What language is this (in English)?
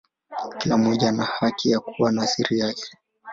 Swahili